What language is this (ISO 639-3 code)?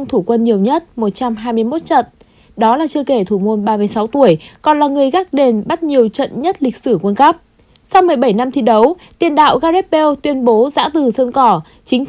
vie